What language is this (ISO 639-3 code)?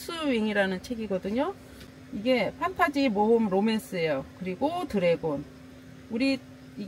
kor